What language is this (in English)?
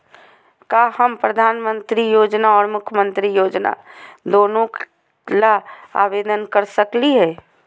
Magahi